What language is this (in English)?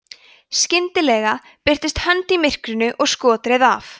Icelandic